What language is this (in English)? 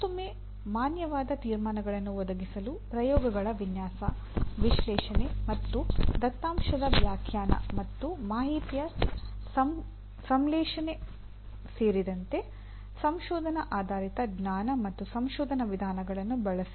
Kannada